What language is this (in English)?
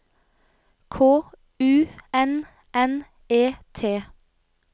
Norwegian